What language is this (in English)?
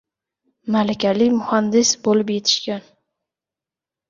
Uzbek